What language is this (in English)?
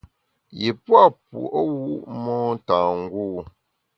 Bamun